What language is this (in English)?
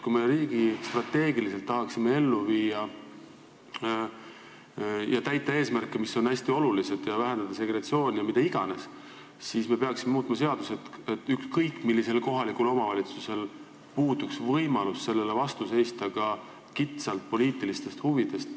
Estonian